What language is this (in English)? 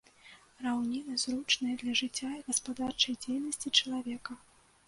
Belarusian